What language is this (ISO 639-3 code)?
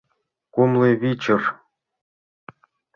chm